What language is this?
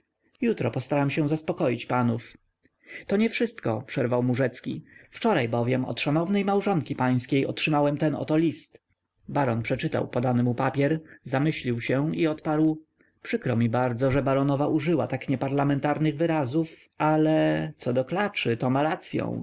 Polish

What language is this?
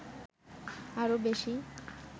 Bangla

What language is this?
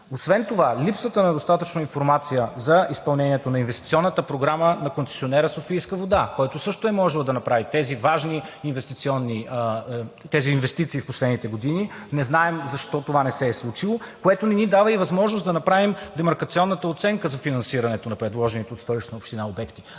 Bulgarian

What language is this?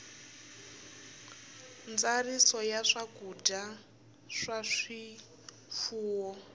Tsonga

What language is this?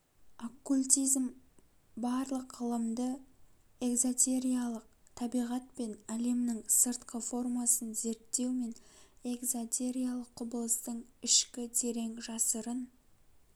Kazakh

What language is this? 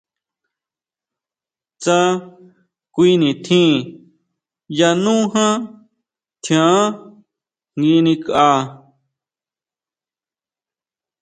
Huautla Mazatec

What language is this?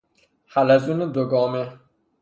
Persian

